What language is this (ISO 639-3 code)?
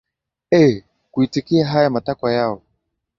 swa